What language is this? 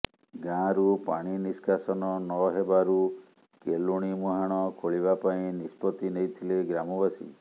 Odia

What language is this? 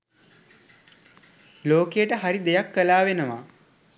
Sinhala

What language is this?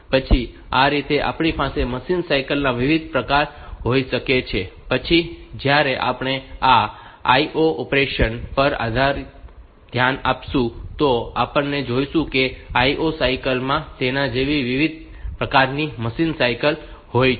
Gujarati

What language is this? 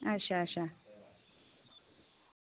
Dogri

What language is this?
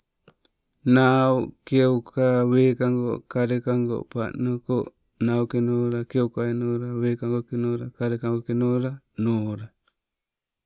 Sibe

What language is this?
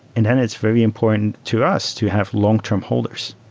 English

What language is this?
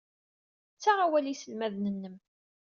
Kabyle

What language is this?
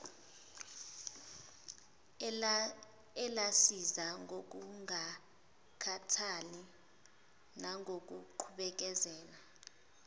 Zulu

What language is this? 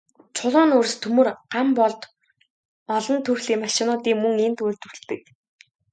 Mongolian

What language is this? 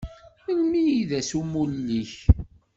Kabyle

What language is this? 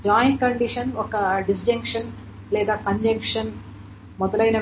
Telugu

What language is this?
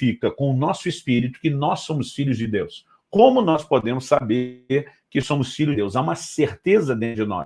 Portuguese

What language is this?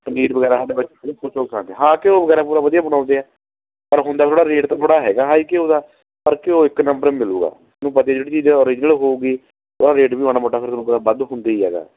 Punjabi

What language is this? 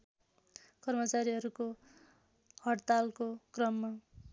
Nepali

